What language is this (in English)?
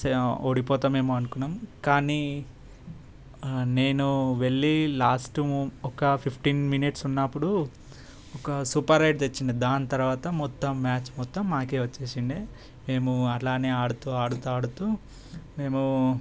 Telugu